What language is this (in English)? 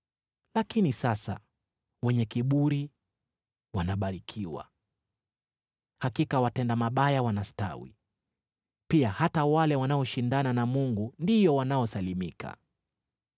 Swahili